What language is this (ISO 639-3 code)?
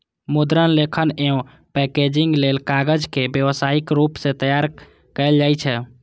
mai